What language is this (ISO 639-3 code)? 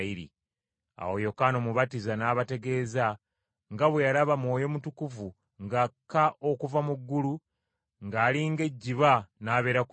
lug